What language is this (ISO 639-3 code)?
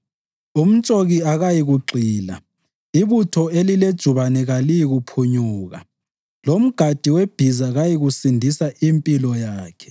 nde